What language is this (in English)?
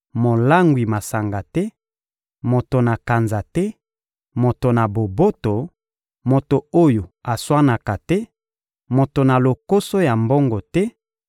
Lingala